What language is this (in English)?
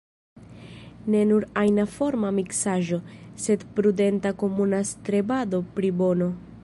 Esperanto